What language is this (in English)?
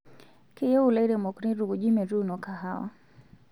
Masai